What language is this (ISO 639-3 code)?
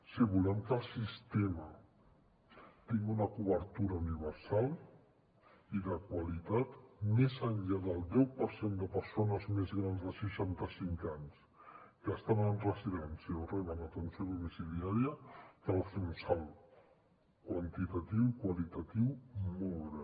cat